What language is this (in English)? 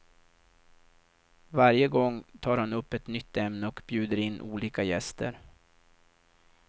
Swedish